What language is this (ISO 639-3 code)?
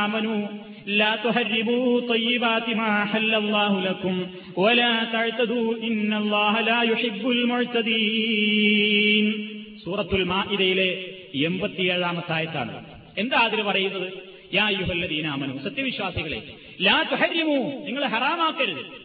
mal